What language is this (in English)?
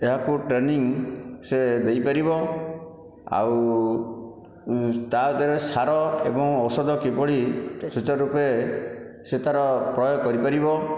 Odia